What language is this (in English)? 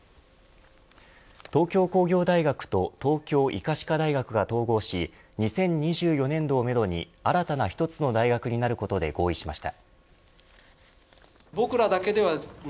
Japanese